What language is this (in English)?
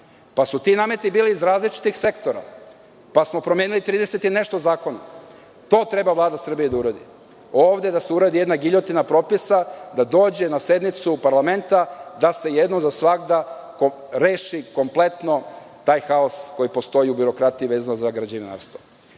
Serbian